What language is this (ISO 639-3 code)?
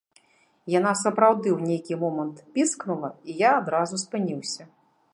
bel